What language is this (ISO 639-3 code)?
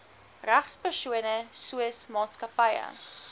afr